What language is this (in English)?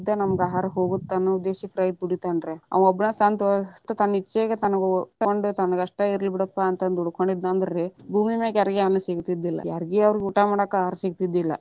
Kannada